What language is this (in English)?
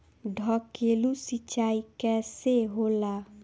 Bhojpuri